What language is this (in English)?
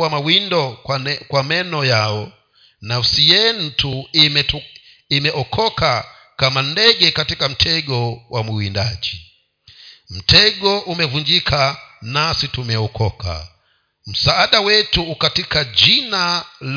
Swahili